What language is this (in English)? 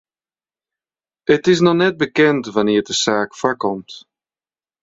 Western Frisian